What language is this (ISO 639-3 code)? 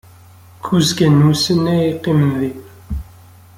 kab